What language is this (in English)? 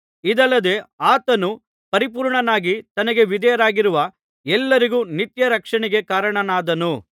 Kannada